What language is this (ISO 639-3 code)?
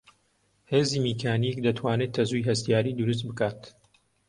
ckb